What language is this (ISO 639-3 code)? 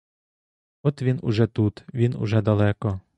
ukr